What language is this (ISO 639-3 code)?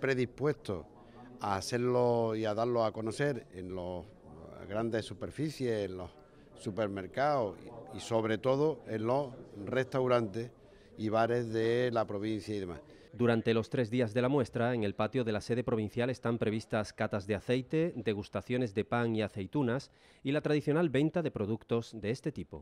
spa